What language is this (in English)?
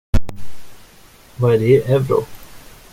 Swedish